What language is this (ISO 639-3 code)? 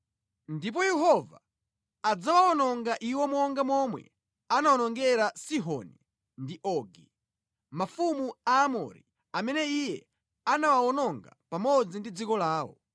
nya